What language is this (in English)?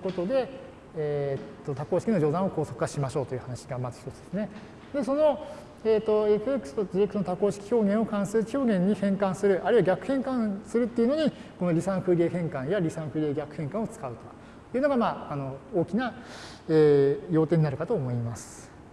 Japanese